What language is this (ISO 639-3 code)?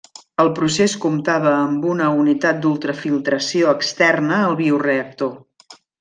cat